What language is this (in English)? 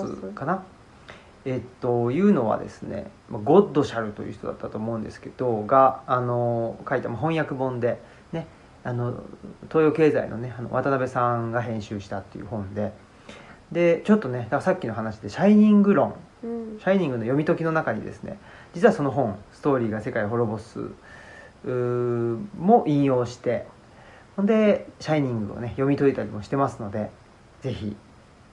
Japanese